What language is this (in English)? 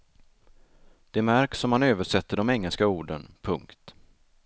Swedish